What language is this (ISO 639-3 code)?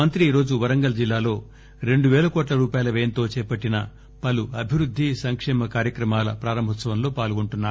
tel